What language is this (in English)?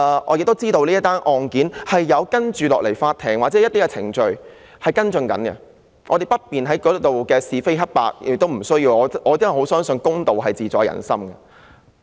Cantonese